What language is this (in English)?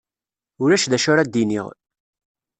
Kabyle